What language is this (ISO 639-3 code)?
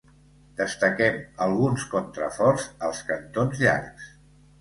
cat